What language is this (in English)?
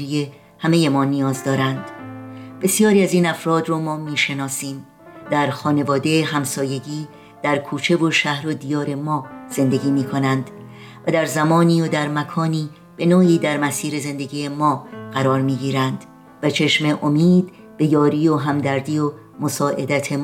Persian